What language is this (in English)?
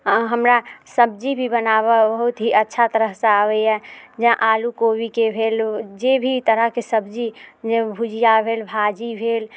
Maithili